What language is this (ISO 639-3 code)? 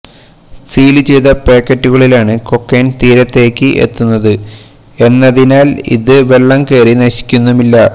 mal